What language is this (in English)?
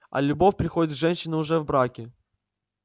Russian